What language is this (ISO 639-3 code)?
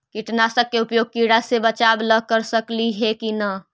mag